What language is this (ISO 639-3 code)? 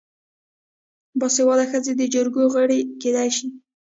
pus